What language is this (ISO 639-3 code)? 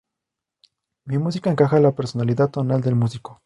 spa